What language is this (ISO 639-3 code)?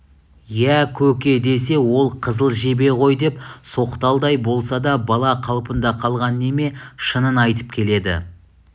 kaz